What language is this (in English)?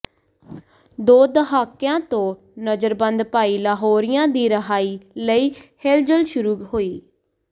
Punjabi